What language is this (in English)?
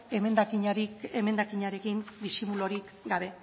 Basque